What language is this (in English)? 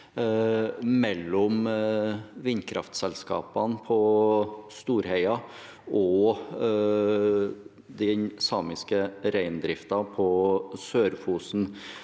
Norwegian